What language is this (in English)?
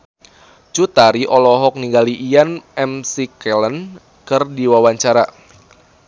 Sundanese